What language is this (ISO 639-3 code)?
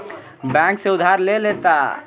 bho